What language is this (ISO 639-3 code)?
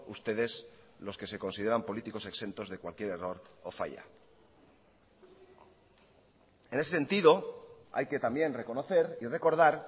spa